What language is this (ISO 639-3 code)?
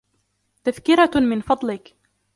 ara